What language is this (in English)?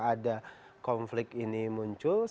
Indonesian